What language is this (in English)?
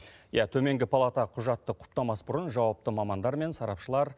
Kazakh